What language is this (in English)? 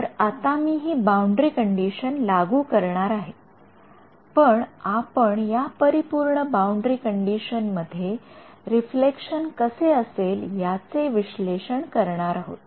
Marathi